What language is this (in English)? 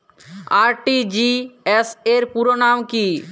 Bangla